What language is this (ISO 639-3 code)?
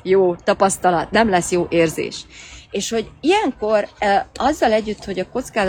hun